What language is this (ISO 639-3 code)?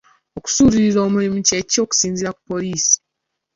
lug